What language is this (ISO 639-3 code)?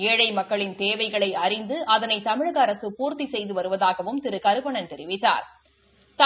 tam